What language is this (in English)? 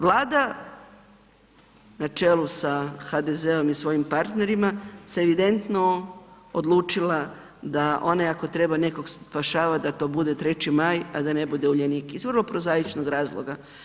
Croatian